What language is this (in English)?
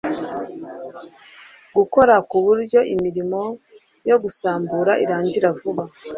Kinyarwanda